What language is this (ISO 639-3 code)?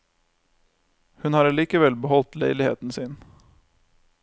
nor